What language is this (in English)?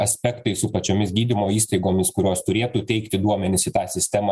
Lithuanian